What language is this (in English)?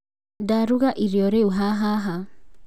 Kikuyu